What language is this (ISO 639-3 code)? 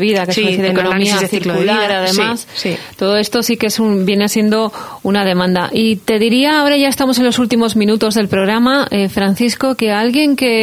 spa